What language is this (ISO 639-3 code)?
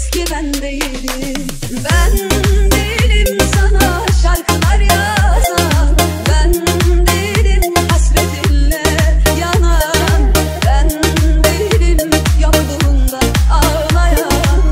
tur